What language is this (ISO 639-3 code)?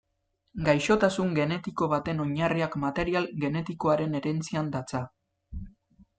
eus